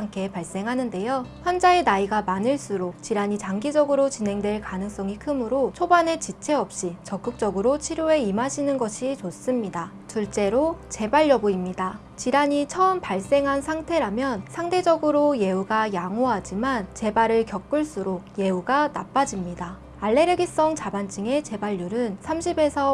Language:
Korean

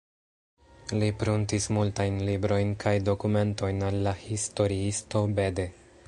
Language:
Esperanto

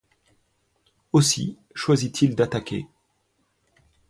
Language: French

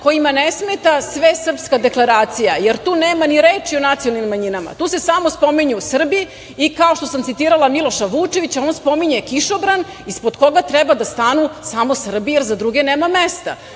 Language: Serbian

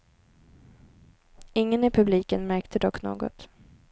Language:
Swedish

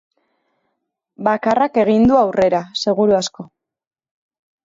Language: Basque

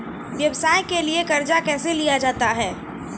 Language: Maithili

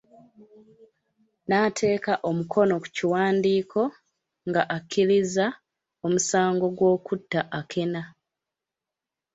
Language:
Ganda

